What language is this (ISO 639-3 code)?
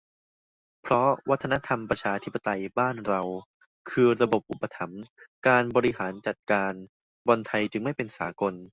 tha